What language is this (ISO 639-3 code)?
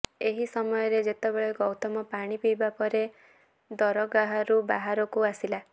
ori